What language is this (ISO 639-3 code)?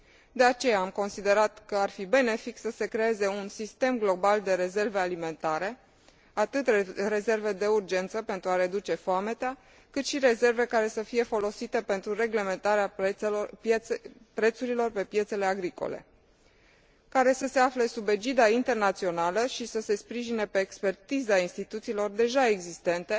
ron